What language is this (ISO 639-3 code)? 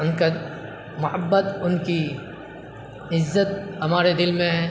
urd